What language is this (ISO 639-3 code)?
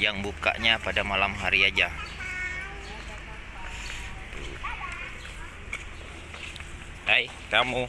ind